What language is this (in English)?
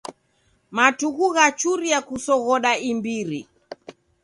Taita